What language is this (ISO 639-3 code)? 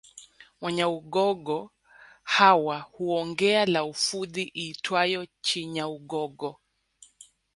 swa